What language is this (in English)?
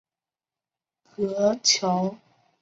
Chinese